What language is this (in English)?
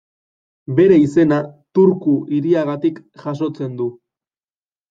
Basque